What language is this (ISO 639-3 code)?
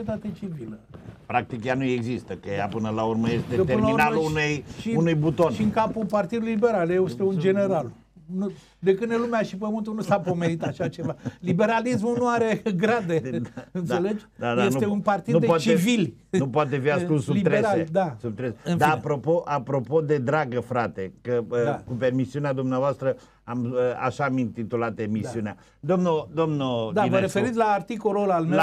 ron